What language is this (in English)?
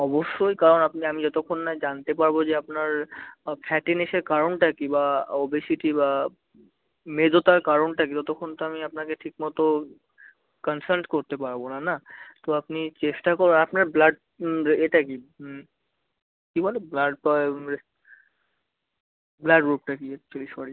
Bangla